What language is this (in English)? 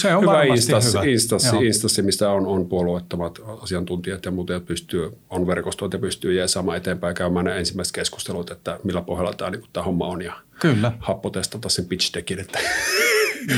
Finnish